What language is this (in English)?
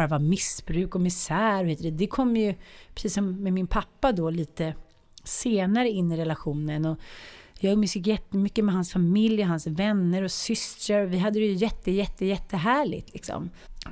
Swedish